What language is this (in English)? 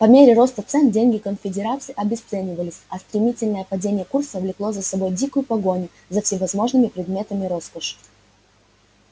Russian